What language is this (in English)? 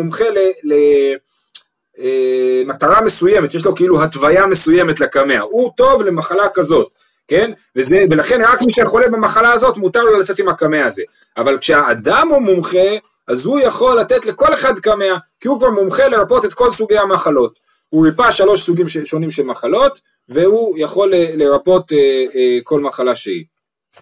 Hebrew